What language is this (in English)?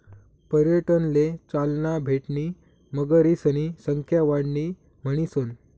Marathi